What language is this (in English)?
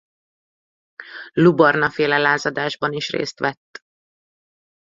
Hungarian